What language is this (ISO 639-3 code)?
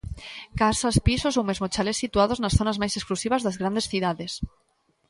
glg